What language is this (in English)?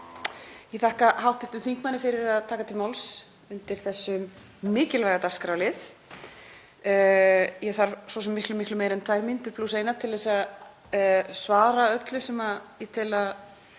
Icelandic